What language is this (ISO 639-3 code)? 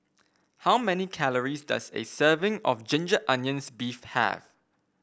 eng